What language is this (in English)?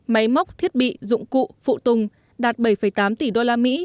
Vietnamese